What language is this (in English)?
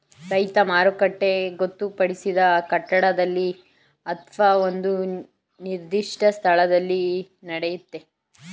Kannada